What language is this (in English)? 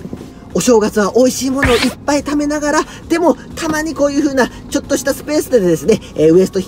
Japanese